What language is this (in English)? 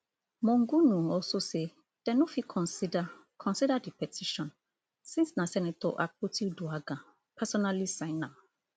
Nigerian Pidgin